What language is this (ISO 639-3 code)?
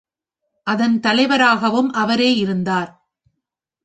tam